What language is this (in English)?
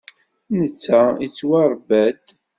Kabyle